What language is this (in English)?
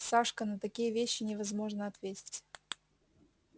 Russian